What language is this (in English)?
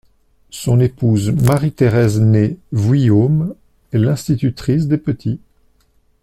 French